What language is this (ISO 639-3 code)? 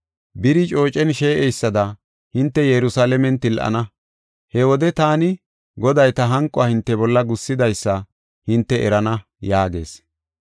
gof